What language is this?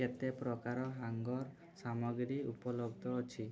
Odia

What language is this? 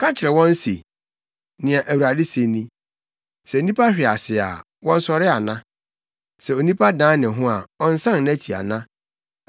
Akan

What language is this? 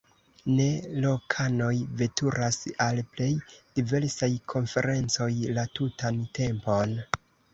Esperanto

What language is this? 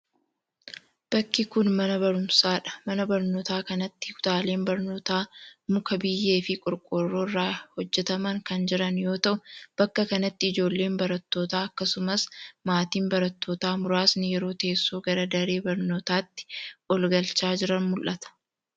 Oromo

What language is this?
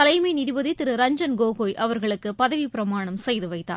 Tamil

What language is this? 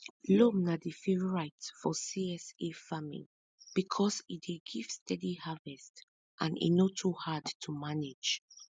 Nigerian Pidgin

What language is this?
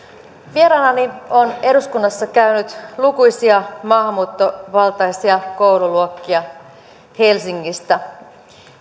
Finnish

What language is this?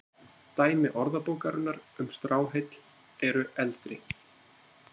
Icelandic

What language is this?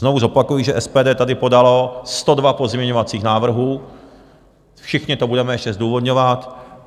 Czech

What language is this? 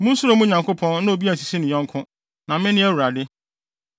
Akan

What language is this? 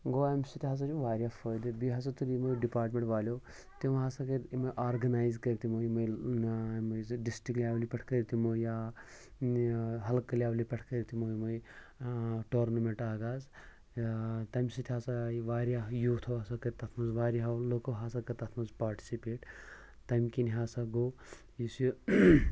Kashmiri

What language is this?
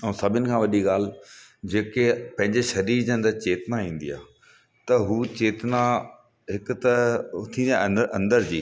Sindhi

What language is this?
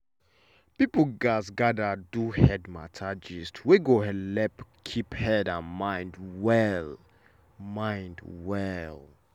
Nigerian Pidgin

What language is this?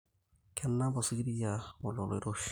Masai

